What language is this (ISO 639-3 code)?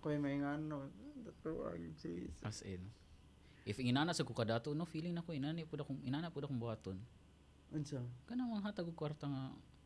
fil